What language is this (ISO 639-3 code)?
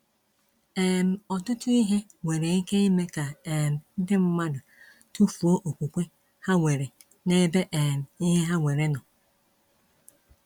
ibo